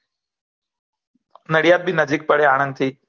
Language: Gujarati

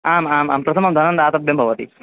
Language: Sanskrit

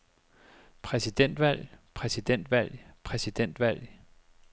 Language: Danish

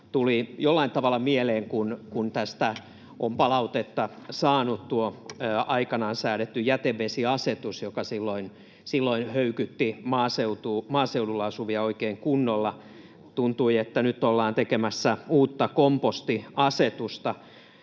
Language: Finnish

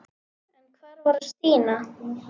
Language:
Icelandic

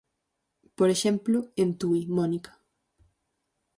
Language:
Galician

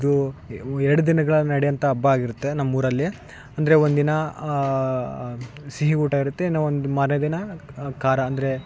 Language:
Kannada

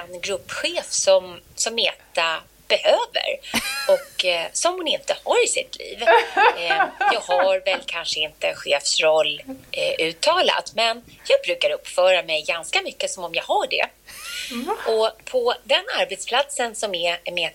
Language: Swedish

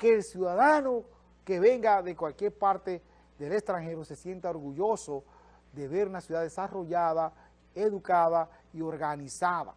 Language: Spanish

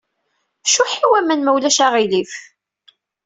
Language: Kabyle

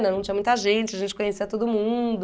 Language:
Portuguese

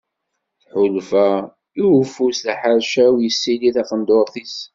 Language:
Kabyle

